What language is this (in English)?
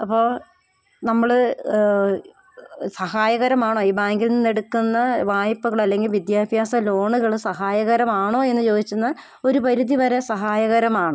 Malayalam